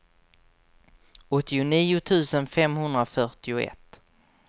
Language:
Swedish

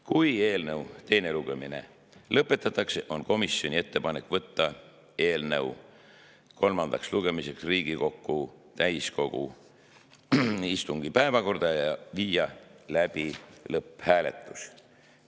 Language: Estonian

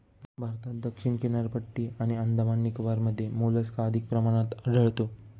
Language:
Marathi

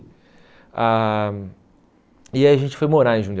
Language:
Portuguese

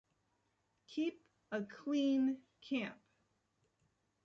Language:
English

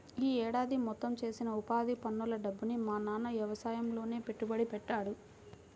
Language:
Telugu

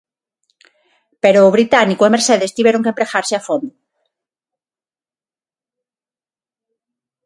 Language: Galician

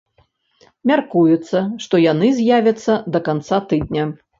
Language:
Belarusian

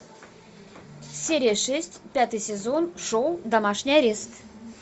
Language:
Russian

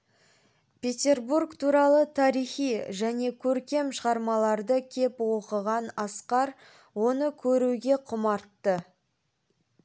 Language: Kazakh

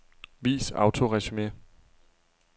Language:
Danish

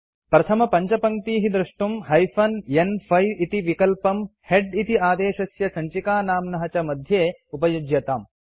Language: Sanskrit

